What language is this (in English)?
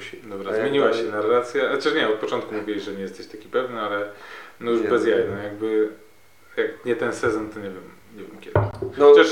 Polish